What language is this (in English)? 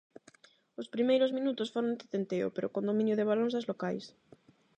Galician